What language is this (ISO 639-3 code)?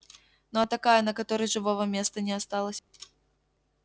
rus